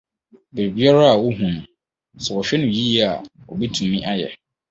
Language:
Akan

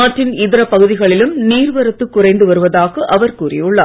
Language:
Tamil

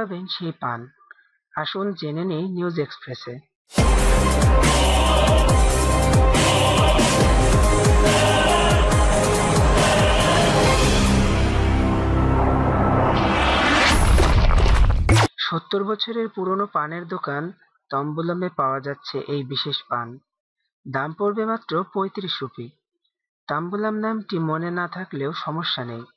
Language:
Arabic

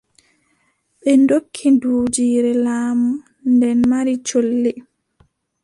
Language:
Adamawa Fulfulde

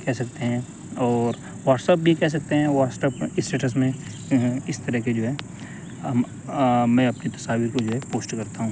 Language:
Urdu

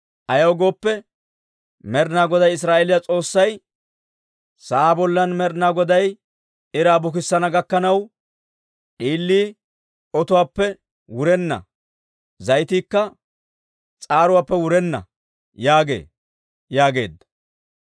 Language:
Dawro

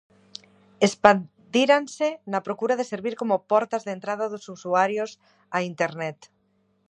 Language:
Galician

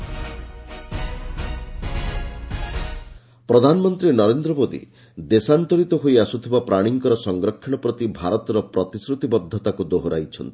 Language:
Odia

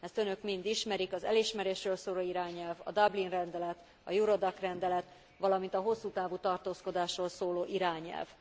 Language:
Hungarian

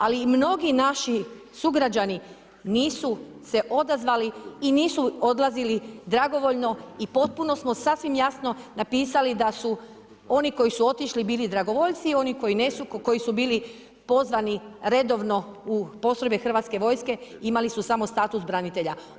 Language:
Croatian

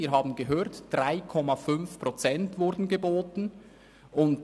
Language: Swiss German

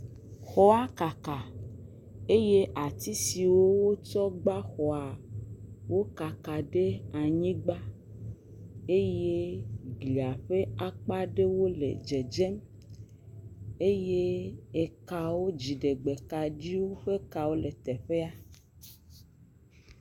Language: Ewe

